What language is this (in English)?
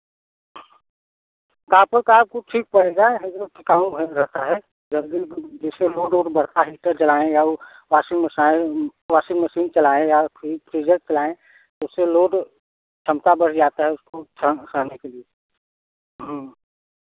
Hindi